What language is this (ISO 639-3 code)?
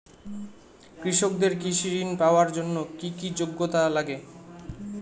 ben